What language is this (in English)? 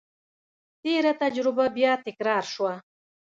Pashto